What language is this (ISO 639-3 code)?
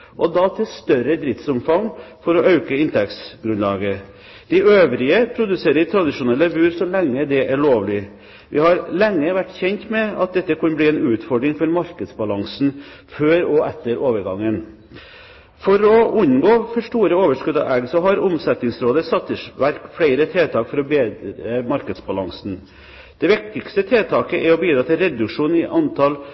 nob